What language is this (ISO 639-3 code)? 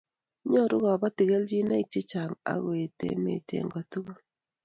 kln